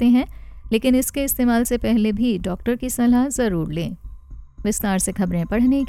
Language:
Hindi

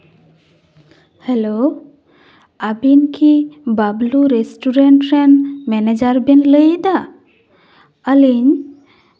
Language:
Santali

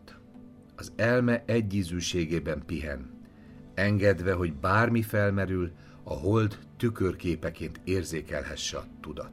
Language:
Hungarian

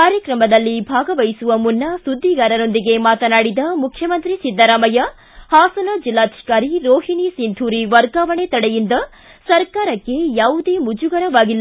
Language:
Kannada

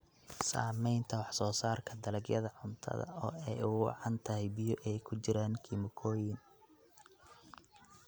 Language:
Somali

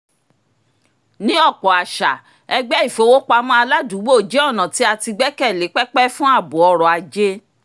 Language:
Yoruba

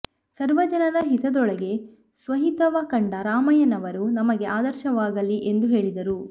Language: Kannada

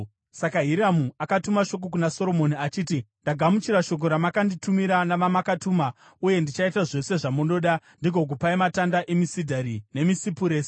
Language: Shona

